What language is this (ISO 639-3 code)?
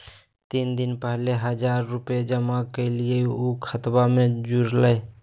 mag